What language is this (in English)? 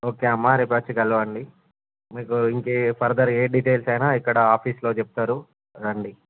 Telugu